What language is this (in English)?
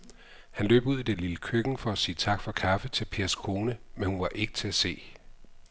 Danish